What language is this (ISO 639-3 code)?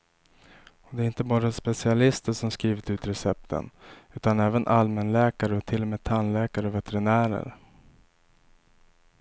swe